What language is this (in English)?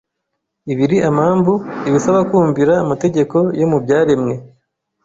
Kinyarwanda